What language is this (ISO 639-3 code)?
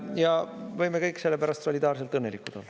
est